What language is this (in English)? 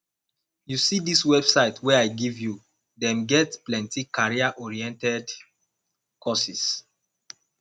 Nigerian Pidgin